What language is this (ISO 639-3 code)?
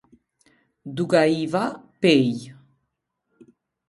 sqi